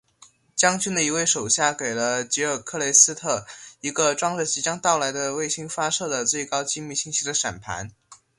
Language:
Chinese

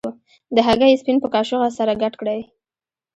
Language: Pashto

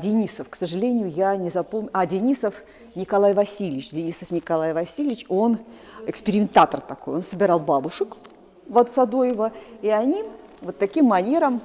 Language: Russian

